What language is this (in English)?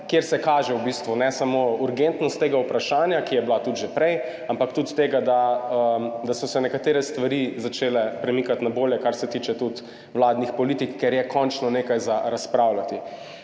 Slovenian